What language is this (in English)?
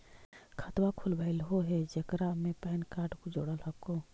Magahi